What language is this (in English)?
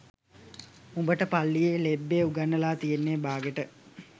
Sinhala